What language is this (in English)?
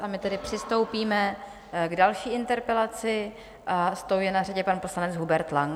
Czech